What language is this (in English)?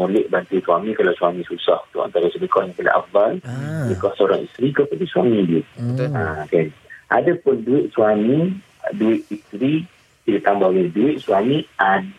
Malay